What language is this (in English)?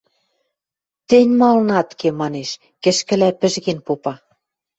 Western Mari